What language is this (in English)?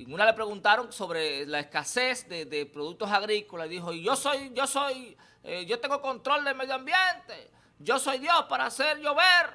Spanish